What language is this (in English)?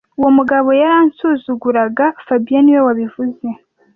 Kinyarwanda